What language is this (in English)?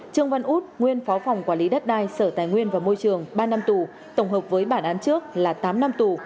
Vietnamese